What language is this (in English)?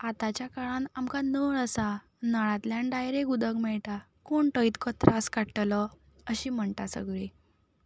Konkani